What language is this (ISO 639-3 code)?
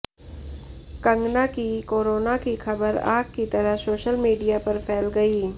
hin